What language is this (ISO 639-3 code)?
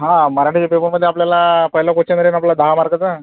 mar